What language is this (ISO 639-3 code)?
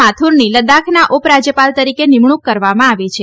guj